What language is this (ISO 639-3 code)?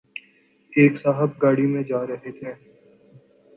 urd